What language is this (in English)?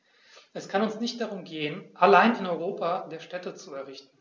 German